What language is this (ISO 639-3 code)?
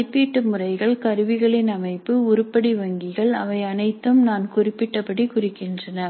tam